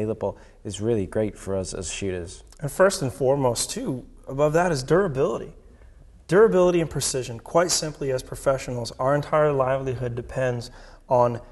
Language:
English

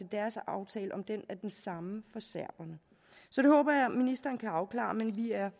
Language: Danish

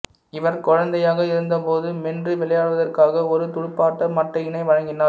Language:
Tamil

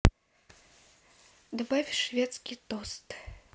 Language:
Russian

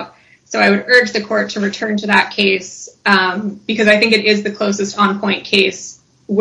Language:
English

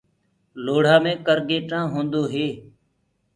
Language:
Gurgula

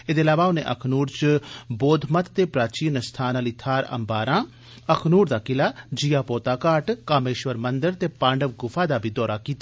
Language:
Dogri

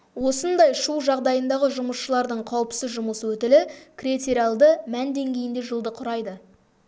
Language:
Kazakh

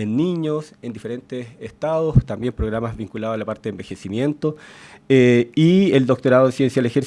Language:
Spanish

